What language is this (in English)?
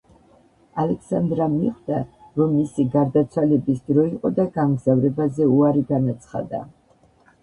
Georgian